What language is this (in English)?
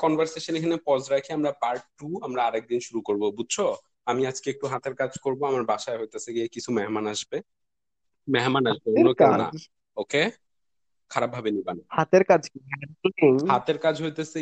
Bangla